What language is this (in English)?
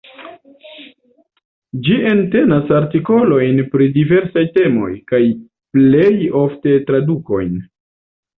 Esperanto